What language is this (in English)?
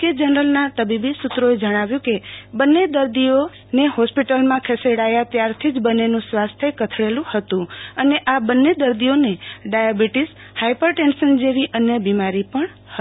Gujarati